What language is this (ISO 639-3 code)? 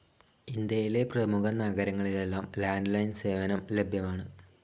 mal